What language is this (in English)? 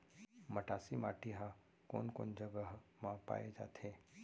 Chhattisgarhi